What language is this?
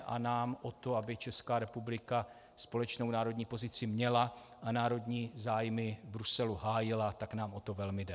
Czech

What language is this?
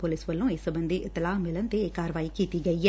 Punjabi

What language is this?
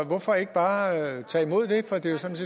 Danish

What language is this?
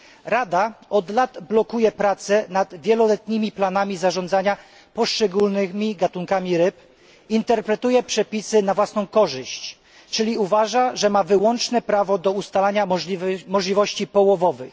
Polish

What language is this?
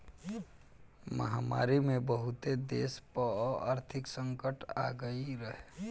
Bhojpuri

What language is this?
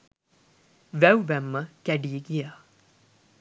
Sinhala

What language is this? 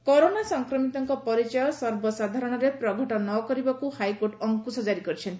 Odia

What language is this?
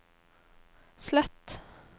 Norwegian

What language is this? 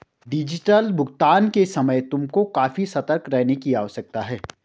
Hindi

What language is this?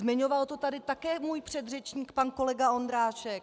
Czech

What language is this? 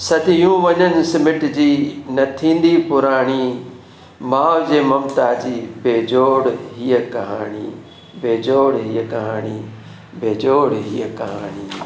Sindhi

